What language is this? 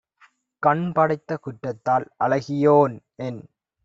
Tamil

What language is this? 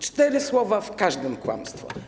Polish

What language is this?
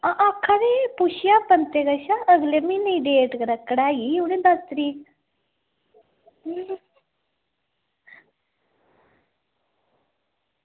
Dogri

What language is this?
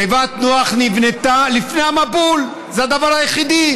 Hebrew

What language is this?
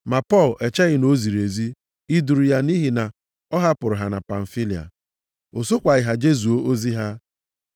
Igbo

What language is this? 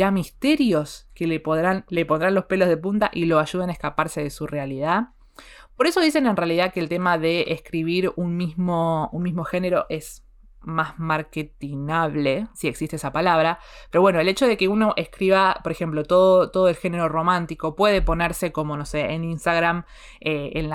Spanish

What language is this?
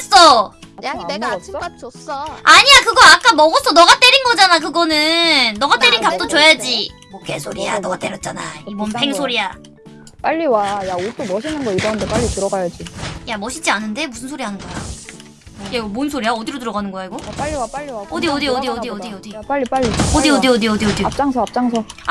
Korean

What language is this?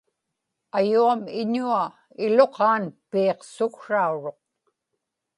Inupiaq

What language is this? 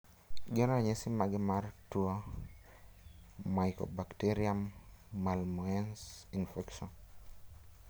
Luo (Kenya and Tanzania)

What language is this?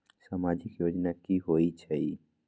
Magahi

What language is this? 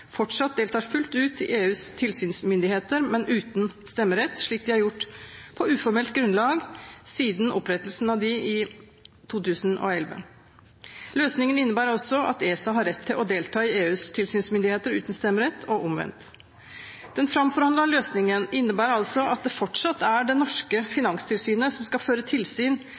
Norwegian Bokmål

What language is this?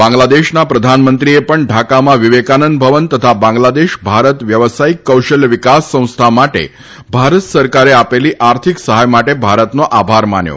Gujarati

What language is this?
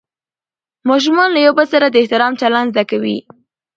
Pashto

